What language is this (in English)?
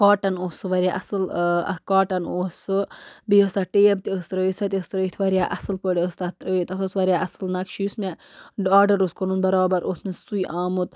Kashmiri